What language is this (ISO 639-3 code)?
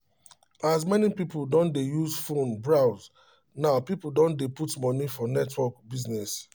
pcm